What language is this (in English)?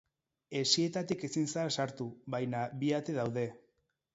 Basque